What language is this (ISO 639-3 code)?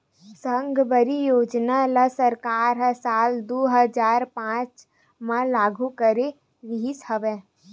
hne